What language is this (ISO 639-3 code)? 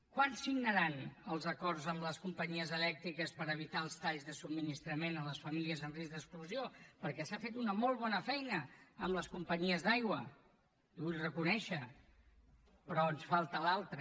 cat